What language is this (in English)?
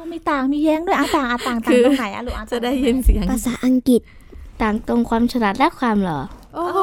Thai